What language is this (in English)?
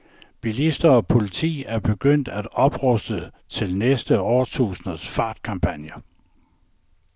Danish